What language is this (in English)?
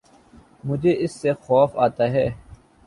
Urdu